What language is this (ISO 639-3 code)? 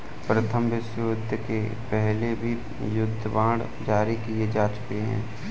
hin